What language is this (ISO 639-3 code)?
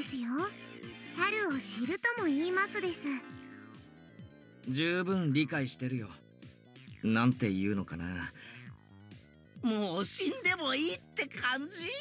jpn